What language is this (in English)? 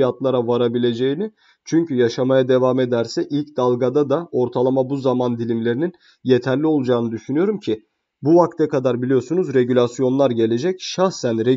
Turkish